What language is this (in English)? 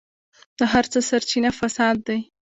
Pashto